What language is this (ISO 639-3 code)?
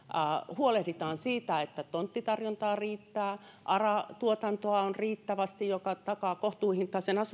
fin